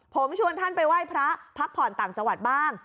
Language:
Thai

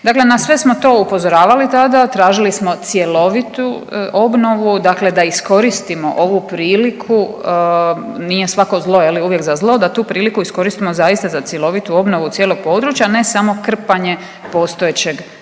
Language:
Croatian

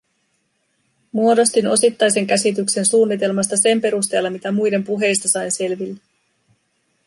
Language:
Finnish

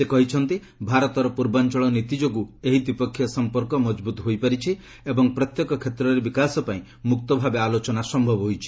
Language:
Odia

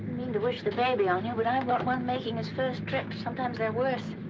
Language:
English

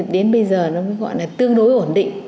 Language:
Vietnamese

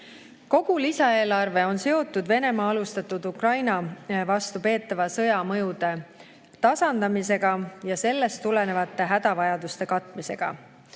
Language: Estonian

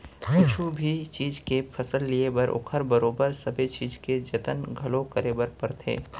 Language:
Chhattisgarhi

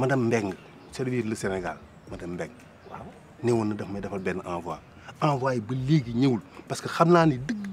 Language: Indonesian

